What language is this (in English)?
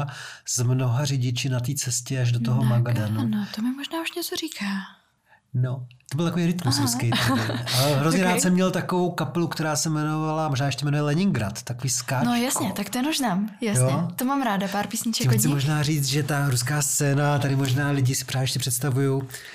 Czech